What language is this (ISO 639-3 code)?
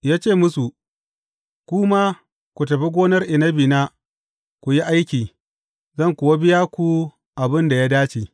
hau